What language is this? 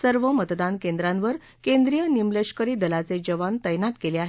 Marathi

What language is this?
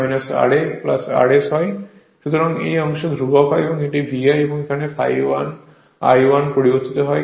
Bangla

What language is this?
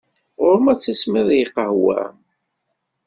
Kabyle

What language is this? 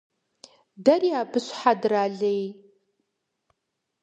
Kabardian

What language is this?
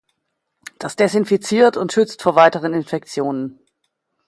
German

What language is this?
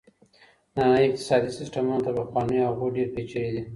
Pashto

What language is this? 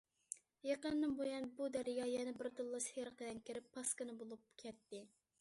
Uyghur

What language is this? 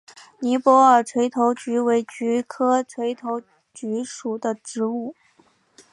Chinese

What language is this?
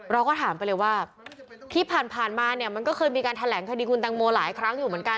Thai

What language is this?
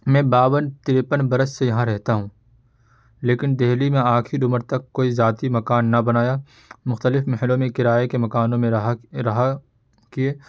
Urdu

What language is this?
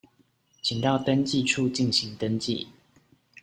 Chinese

